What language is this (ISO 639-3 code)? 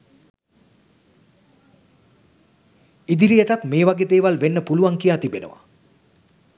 sin